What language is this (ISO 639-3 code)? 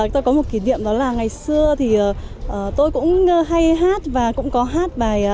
vie